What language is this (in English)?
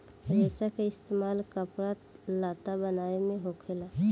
Bhojpuri